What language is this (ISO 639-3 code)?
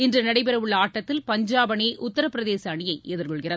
tam